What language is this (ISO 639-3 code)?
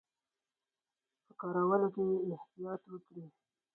pus